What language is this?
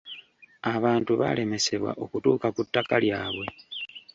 Ganda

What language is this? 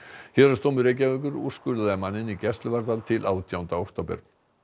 Icelandic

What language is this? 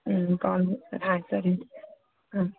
Kannada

